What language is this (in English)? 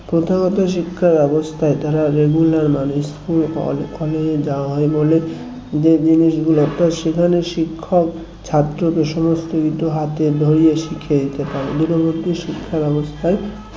Bangla